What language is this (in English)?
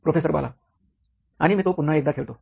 Marathi